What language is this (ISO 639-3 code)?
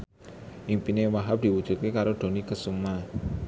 jav